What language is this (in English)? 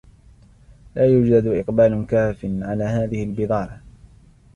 Arabic